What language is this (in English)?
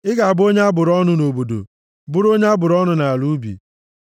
Igbo